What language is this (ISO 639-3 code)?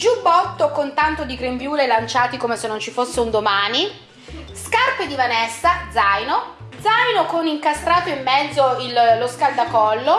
ita